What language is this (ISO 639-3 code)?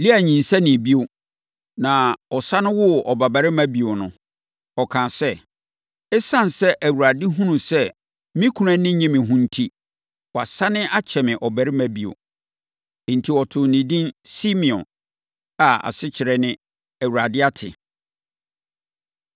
aka